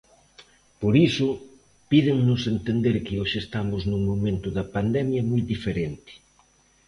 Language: Galician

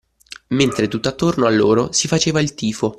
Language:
Italian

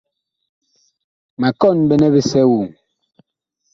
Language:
Bakoko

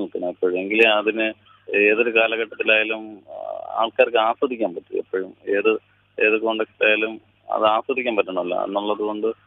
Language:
Malayalam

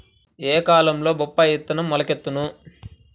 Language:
Telugu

